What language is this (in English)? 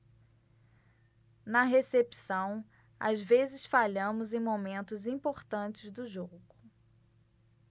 Portuguese